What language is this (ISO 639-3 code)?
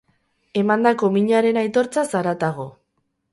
eus